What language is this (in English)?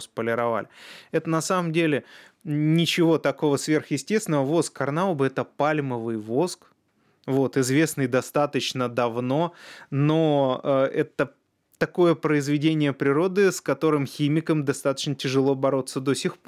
Russian